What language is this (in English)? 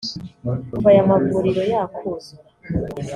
Kinyarwanda